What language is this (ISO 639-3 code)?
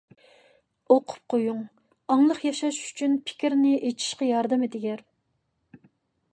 uig